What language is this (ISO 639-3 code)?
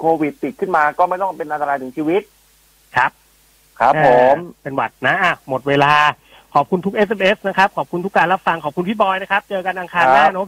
tha